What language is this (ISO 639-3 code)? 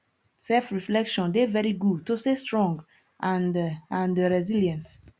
pcm